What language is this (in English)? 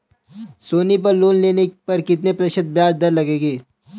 Hindi